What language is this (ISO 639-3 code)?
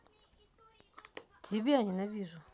rus